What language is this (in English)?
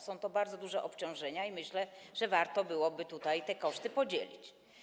Polish